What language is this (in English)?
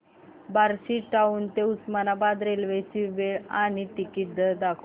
Marathi